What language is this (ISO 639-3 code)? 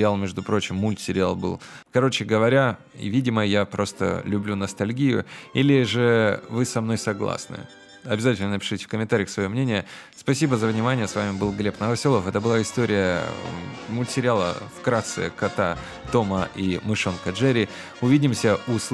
rus